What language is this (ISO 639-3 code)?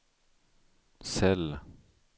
swe